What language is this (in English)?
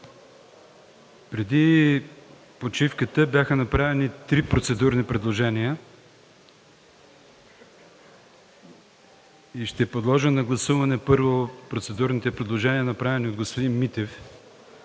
Bulgarian